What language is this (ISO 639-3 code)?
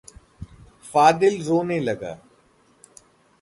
hin